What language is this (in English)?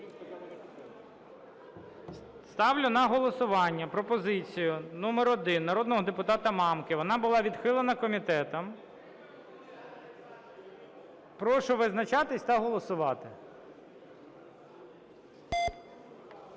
Ukrainian